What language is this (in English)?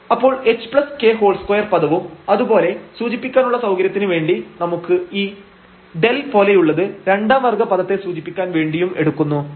Malayalam